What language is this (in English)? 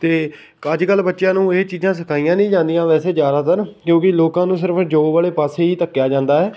Punjabi